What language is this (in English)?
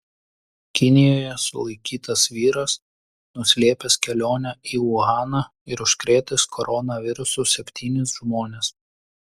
Lithuanian